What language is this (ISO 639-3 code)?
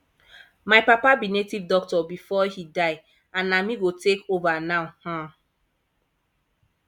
pcm